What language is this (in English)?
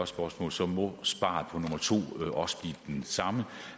Danish